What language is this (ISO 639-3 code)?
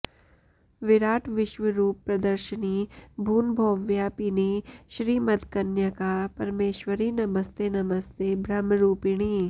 san